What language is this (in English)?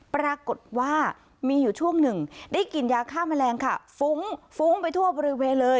Thai